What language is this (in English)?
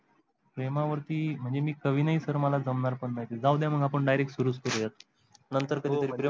Marathi